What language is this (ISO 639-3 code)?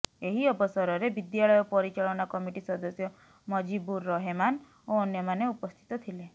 ori